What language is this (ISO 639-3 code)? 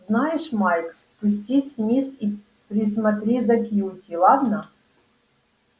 rus